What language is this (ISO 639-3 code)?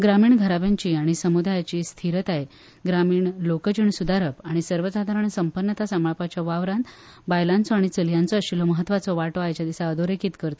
kok